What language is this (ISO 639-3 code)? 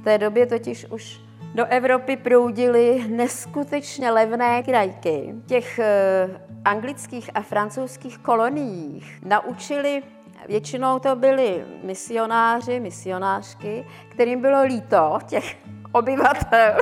ces